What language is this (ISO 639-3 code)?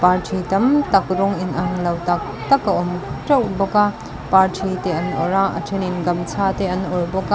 lus